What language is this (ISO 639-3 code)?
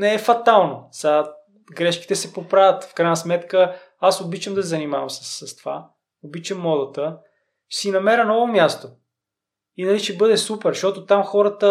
bul